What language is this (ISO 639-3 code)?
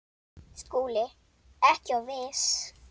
isl